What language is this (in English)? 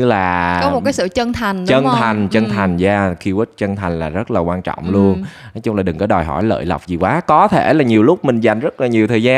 Vietnamese